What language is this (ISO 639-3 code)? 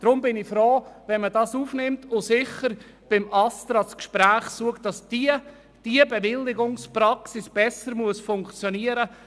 gsw